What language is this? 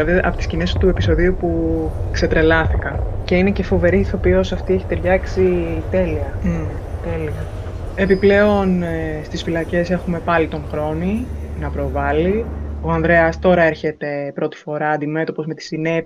Greek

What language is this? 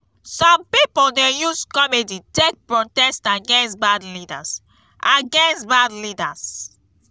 Nigerian Pidgin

